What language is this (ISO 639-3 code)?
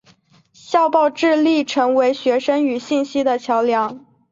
zho